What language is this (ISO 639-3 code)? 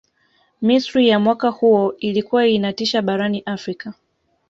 swa